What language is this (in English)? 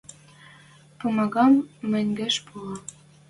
Western Mari